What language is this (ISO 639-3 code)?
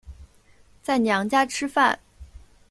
zho